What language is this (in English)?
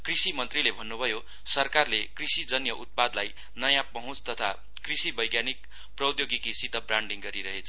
Nepali